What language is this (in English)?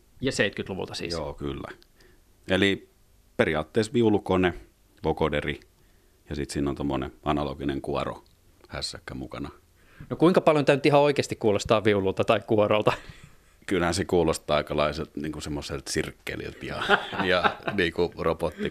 Finnish